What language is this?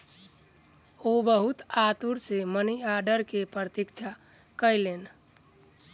Maithili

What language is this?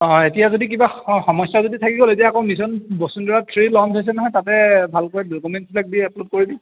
Assamese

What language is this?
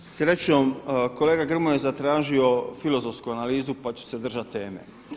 Croatian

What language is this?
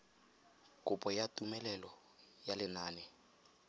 Tswana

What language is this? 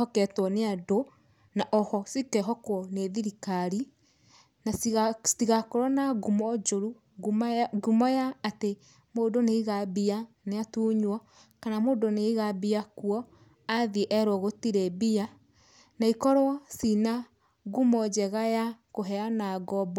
Kikuyu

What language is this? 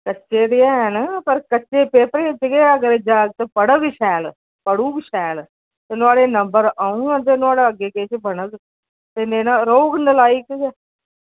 Dogri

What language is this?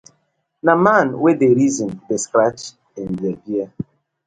Nigerian Pidgin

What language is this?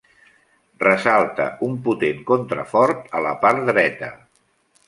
Catalan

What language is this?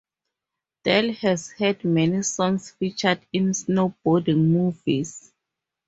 English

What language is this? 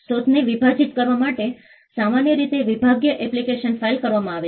Gujarati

